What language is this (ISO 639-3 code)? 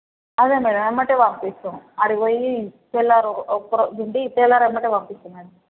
tel